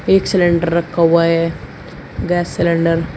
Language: Hindi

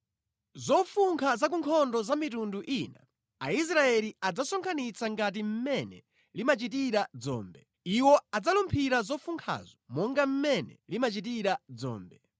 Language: Nyanja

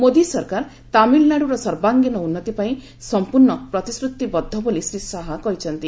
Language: Odia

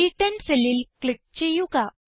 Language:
Malayalam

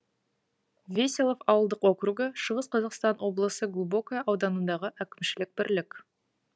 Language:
Kazakh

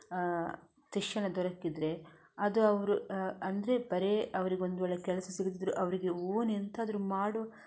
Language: Kannada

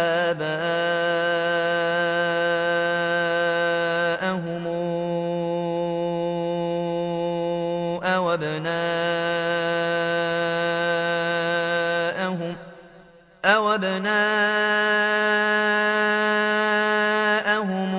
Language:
Arabic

